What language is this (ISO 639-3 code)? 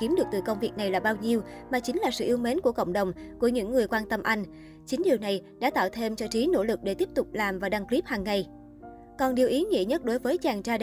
vie